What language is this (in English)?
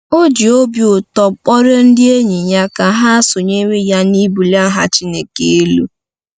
Igbo